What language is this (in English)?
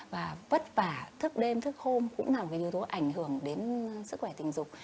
Vietnamese